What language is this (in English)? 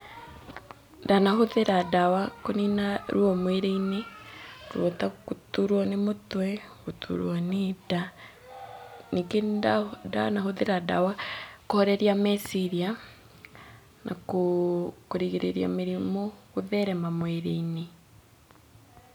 Kikuyu